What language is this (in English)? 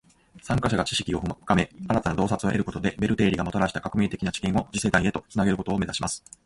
Japanese